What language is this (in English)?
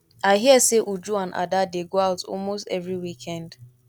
Nigerian Pidgin